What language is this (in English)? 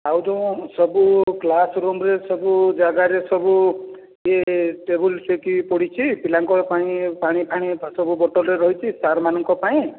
Odia